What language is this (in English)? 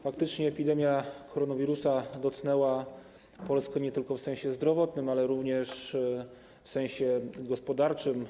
Polish